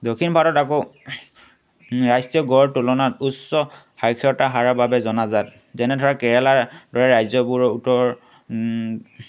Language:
Assamese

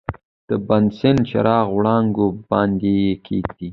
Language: Pashto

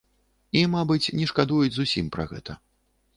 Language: Belarusian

